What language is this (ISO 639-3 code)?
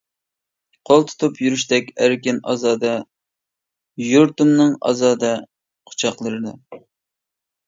uig